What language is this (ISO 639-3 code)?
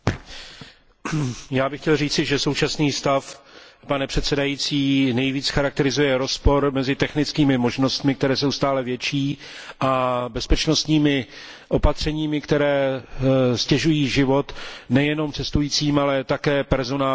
ces